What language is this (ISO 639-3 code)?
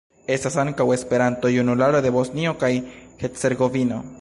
epo